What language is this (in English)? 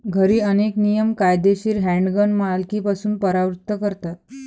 Marathi